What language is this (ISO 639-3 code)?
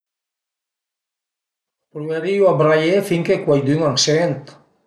pms